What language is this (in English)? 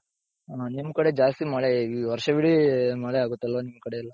Kannada